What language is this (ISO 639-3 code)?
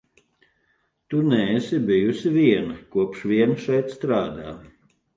lav